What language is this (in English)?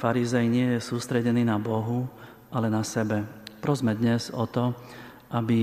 Slovak